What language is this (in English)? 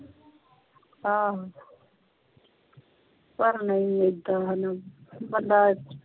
Punjabi